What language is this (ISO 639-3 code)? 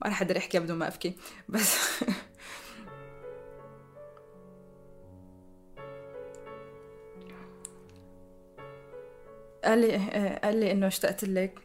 ara